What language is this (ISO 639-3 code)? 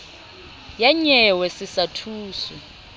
sot